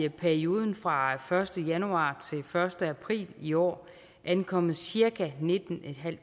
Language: Danish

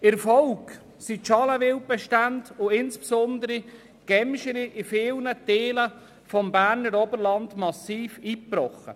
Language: Swiss German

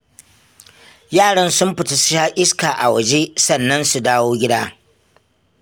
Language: Hausa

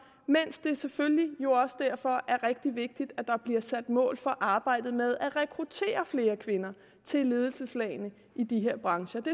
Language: Danish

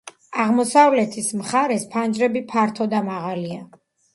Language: Georgian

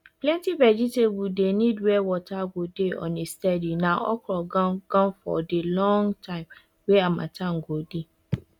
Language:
Nigerian Pidgin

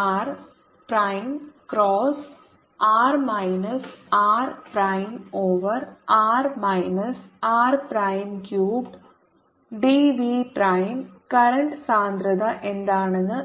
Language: Malayalam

